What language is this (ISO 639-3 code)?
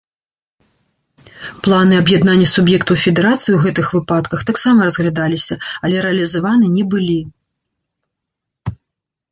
bel